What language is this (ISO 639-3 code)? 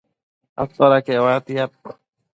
mcf